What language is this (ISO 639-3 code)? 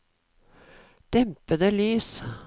nor